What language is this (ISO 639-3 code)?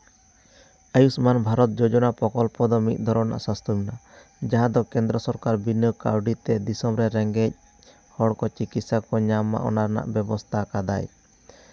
sat